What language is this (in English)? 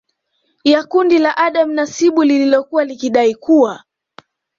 Swahili